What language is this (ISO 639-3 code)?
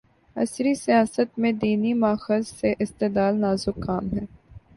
urd